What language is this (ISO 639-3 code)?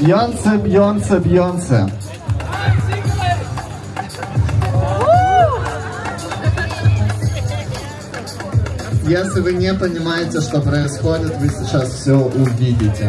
rus